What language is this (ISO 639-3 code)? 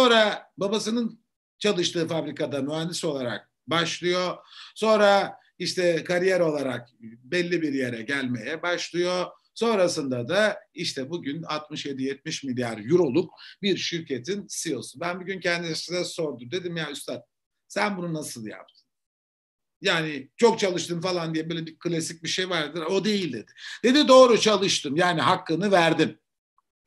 tur